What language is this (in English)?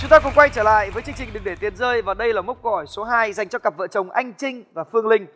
Vietnamese